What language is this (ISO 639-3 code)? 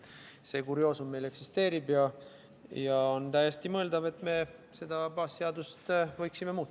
est